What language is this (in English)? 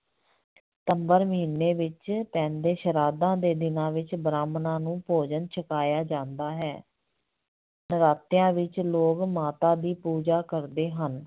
Punjabi